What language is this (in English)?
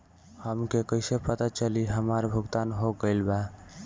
Bhojpuri